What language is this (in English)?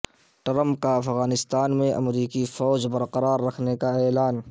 Urdu